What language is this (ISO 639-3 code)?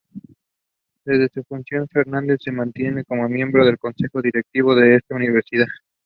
spa